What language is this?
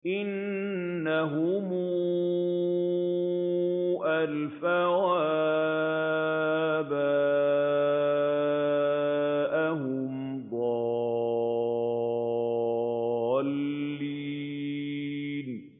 Arabic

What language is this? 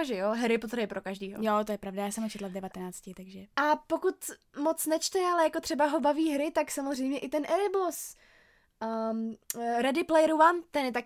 Czech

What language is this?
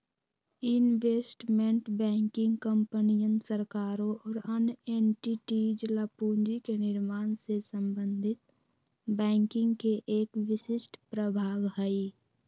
Magahi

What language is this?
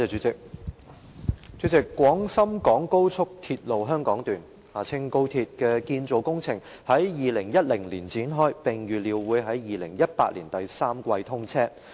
Cantonese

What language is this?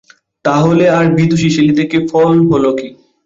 Bangla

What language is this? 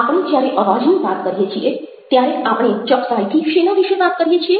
Gujarati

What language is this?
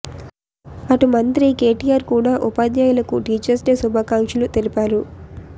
Telugu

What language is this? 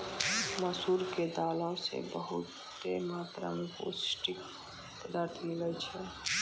Maithili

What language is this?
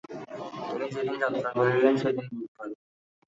Bangla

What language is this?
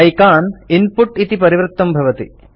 Sanskrit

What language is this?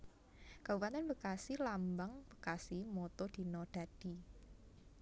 Javanese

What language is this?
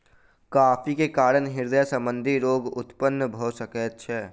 Maithili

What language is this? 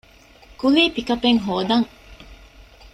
Divehi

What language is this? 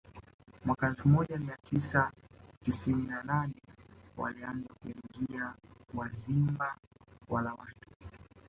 Swahili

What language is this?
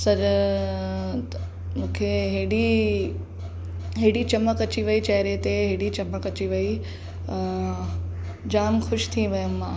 Sindhi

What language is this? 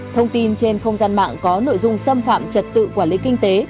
Vietnamese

